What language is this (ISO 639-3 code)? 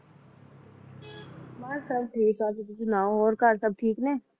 pan